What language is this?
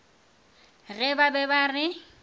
Northern Sotho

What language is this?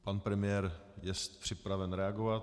Czech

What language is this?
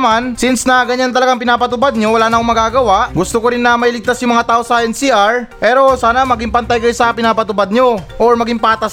Filipino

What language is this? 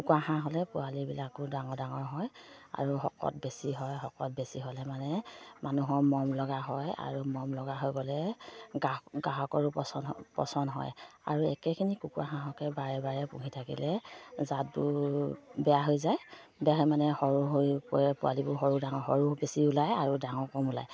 Assamese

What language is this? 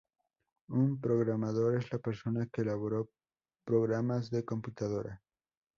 Spanish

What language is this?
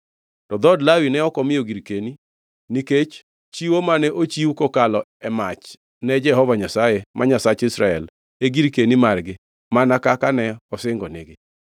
Luo (Kenya and Tanzania)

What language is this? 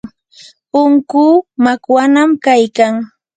Yanahuanca Pasco Quechua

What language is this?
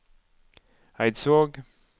Norwegian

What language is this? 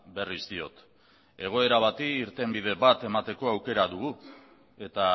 Basque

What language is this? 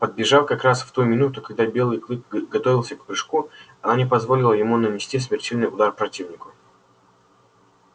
Russian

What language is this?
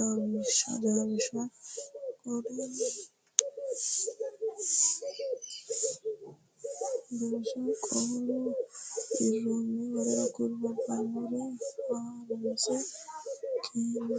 Sidamo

